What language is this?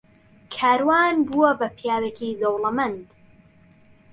Central Kurdish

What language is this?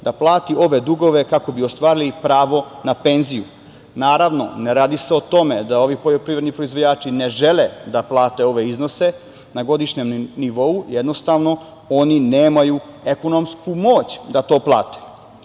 Serbian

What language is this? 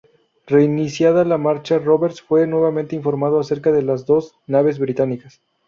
Spanish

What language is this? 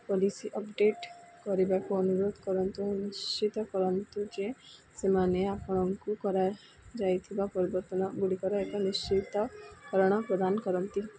Odia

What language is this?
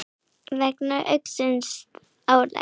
Icelandic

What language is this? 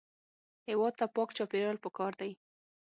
Pashto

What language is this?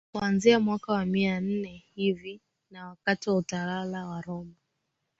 Swahili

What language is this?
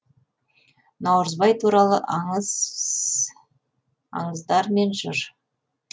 Kazakh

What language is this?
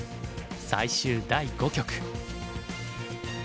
Japanese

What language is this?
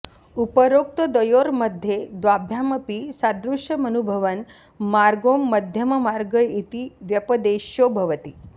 Sanskrit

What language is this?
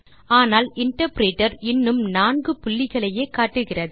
Tamil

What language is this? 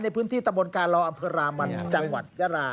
Thai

